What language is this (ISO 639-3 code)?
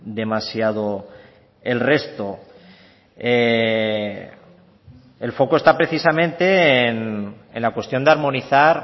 spa